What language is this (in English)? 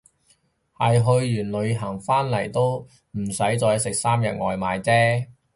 Cantonese